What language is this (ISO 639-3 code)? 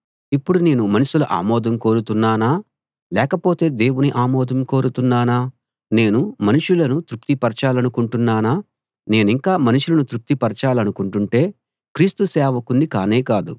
tel